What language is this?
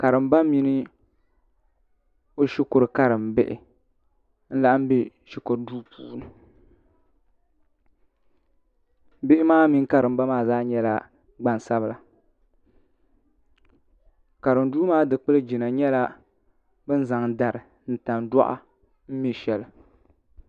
Dagbani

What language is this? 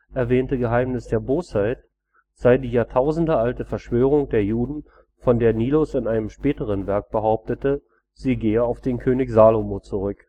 German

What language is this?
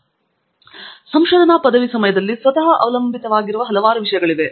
Kannada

